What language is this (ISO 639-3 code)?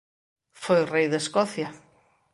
glg